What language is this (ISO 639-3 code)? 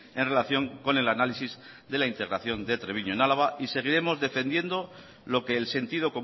spa